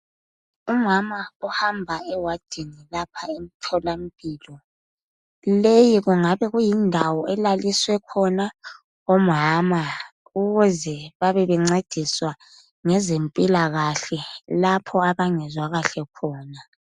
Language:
North Ndebele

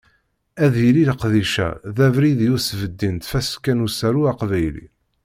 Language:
Kabyle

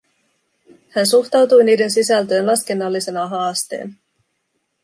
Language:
Finnish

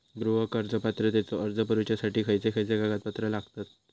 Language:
Marathi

